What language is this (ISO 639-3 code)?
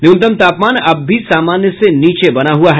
hin